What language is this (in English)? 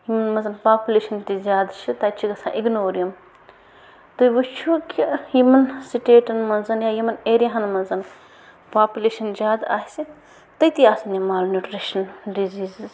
Kashmiri